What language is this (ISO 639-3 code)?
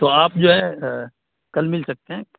urd